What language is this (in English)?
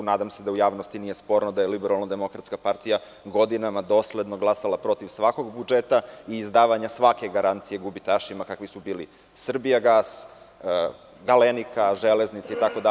Serbian